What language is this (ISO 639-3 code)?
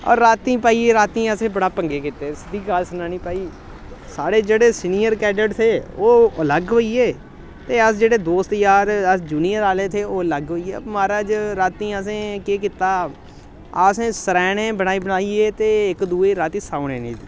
doi